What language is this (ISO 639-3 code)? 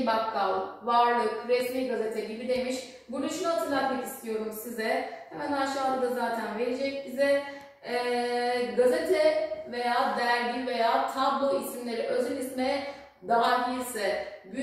tur